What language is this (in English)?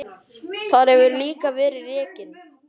Icelandic